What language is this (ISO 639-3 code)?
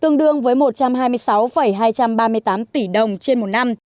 vie